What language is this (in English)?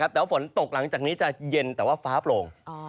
Thai